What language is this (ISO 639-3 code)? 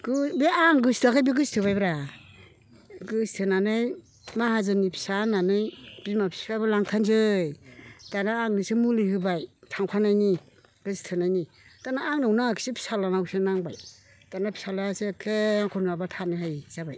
brx